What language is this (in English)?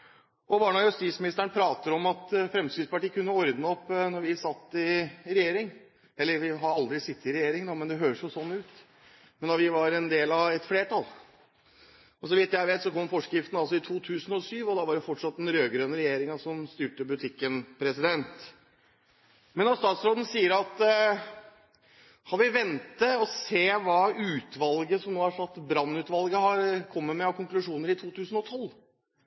Norwegian Bokmål